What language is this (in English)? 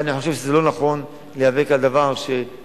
Hebrew